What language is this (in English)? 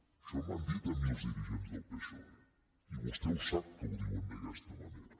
Catalan